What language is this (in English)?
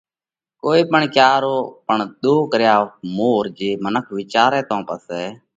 Parkari Koli